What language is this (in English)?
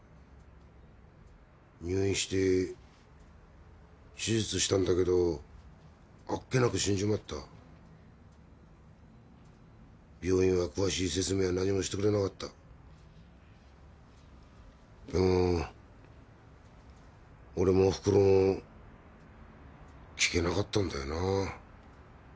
Japanese